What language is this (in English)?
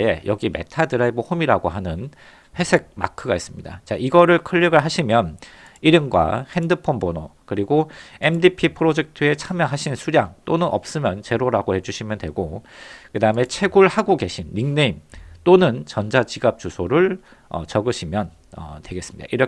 Korean